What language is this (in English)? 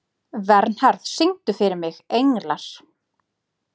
Icelandic